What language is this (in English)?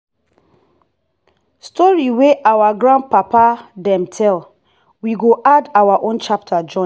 Nigerian Pidgin